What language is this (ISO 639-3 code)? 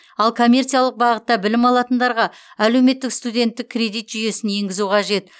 kaz